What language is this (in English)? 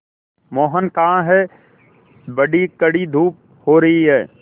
Hindi